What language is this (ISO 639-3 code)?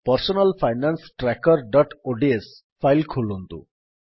ori